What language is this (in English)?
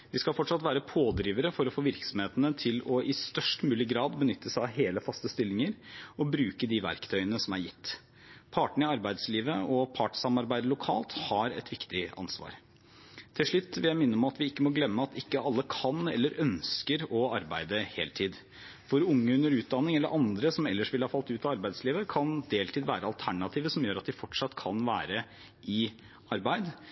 Norwegian Bokmål